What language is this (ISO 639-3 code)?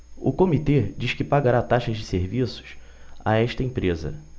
por